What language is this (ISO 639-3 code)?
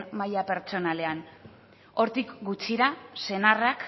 eus